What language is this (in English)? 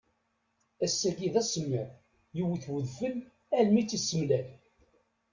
Kabyle